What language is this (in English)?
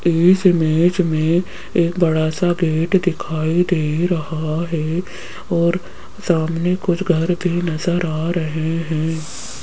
Hindi